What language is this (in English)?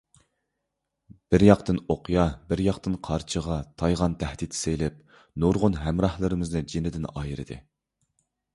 Uyghur